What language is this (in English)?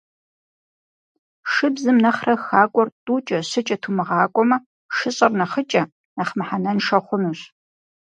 Kabardian